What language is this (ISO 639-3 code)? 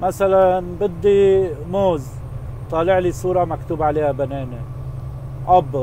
ara